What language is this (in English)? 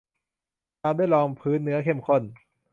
Thai